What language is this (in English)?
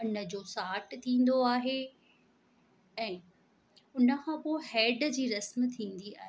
Sindhi